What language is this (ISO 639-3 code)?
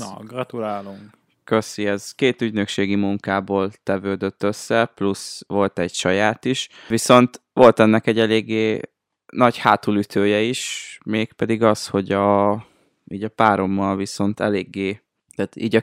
hun